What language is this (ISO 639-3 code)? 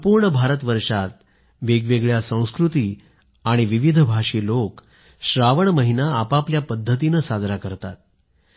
mar